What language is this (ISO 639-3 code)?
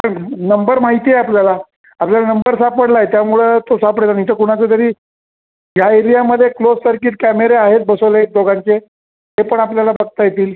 mar